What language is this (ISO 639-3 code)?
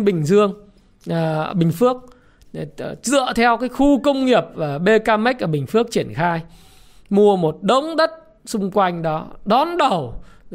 vie